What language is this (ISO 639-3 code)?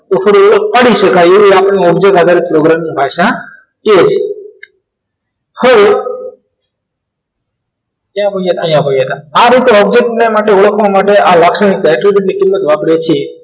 guj